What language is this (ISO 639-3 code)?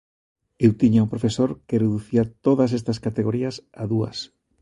glg